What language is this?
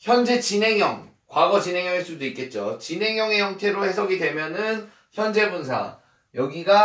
Korean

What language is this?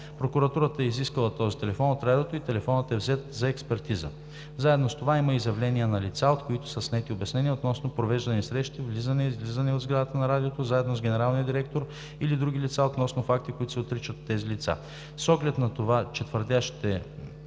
Bulgarian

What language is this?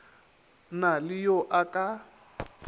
Northern Sotho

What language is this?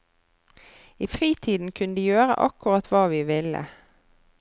Norwegian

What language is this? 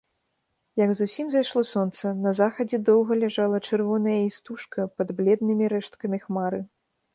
Belarusian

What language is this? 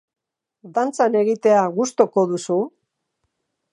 Basque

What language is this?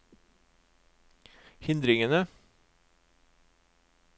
Norwegian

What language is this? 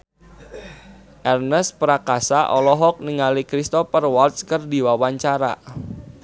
Sundanese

